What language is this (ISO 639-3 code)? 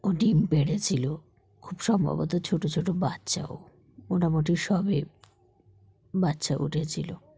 ben